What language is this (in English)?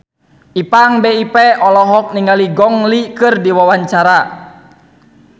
Sundanese